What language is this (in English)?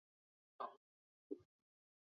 Chinese